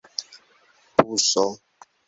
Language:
Esperanto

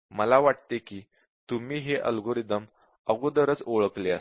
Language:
Marathi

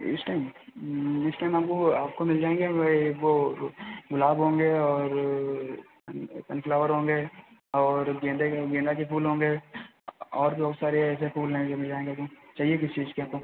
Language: Hindi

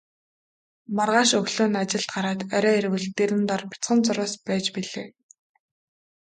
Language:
Mongolian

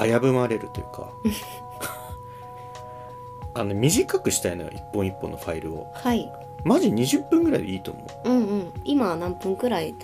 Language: Japanese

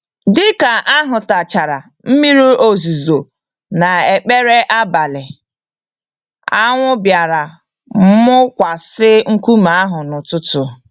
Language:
Igbo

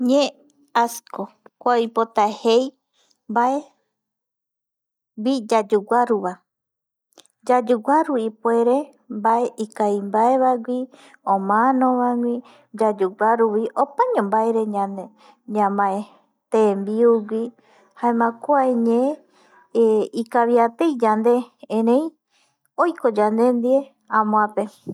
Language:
Eastern Bolivian Guaraní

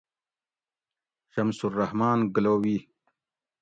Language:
Gawri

